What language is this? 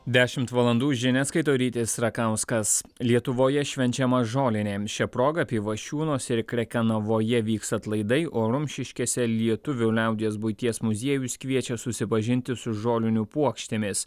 Lithuanian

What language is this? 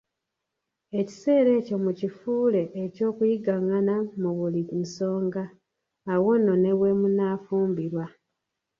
Ganda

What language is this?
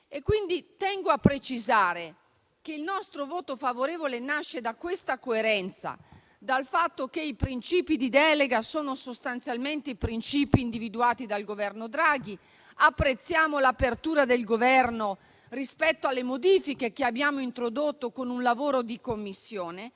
Italian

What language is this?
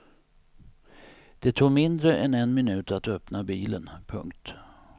Swedish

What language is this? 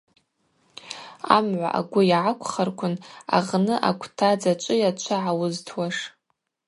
Abaza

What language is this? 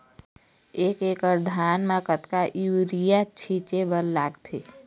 Chhattisgarhi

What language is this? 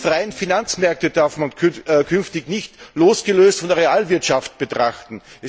German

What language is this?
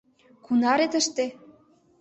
Mari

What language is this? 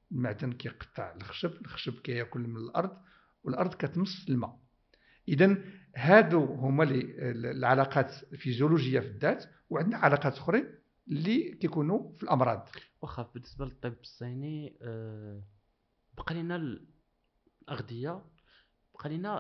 Arabic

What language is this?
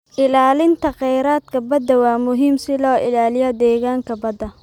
Somali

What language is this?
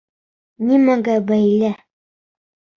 Bashkir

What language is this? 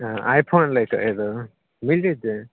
Maithili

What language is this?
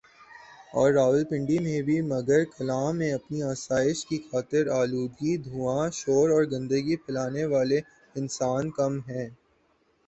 Urdu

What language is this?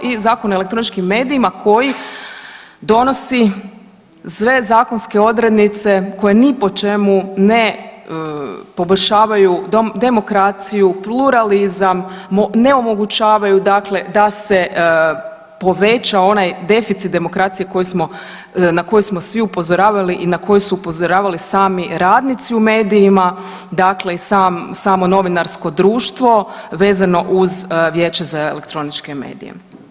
Croatian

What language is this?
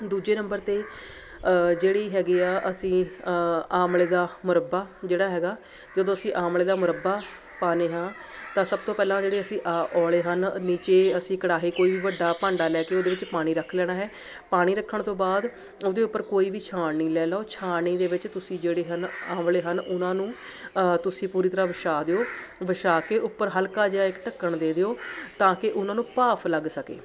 Punjabi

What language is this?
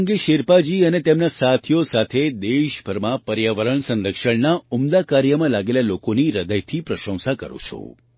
Gujarati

